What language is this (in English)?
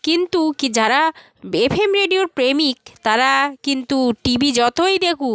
Bangla